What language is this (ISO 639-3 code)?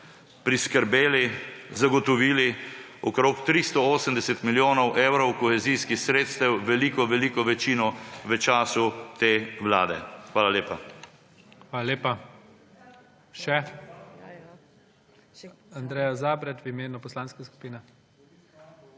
slv